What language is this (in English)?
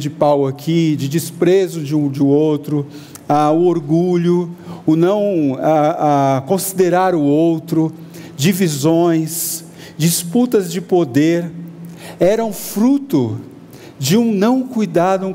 Portuguese